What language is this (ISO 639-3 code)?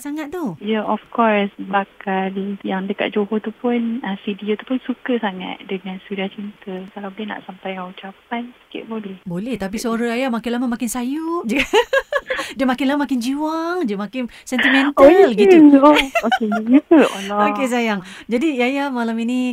msa